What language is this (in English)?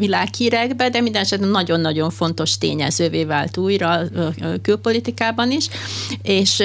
Hungarian